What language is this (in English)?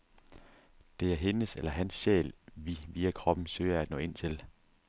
Danish